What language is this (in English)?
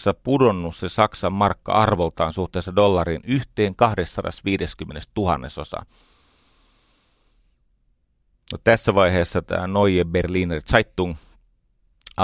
Finnish